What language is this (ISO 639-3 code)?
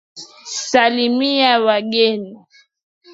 swa